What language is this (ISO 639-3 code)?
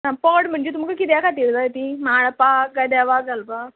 kok